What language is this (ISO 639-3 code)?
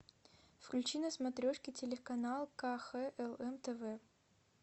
rus